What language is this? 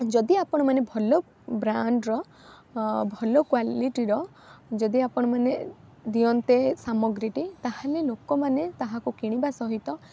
Odia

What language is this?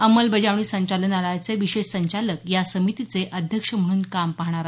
Marathi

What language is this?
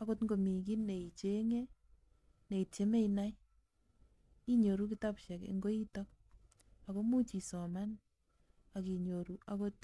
Kalenjin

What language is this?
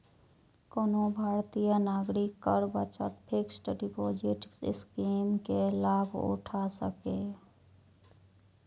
Maithili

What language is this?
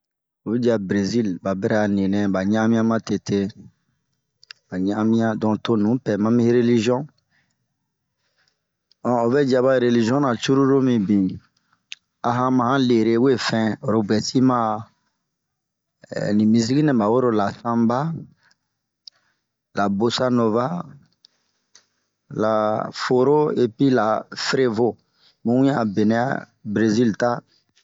Bomu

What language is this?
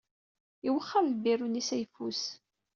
Kabyle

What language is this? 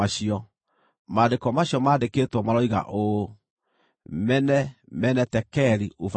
Kikuyu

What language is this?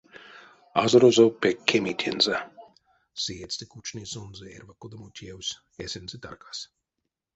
Erzya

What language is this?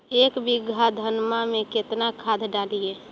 Magahi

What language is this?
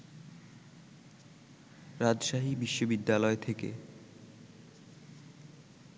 Bangla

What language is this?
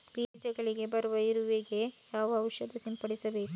Kannada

